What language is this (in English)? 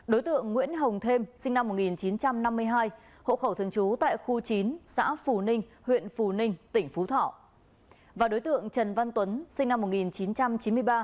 Vietnamese